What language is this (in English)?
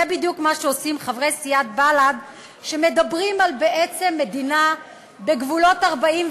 Hebrew